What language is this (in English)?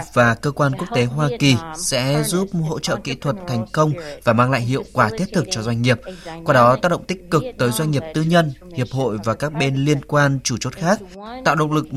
Vietnamese